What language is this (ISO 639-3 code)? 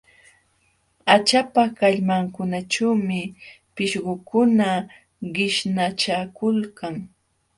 qxw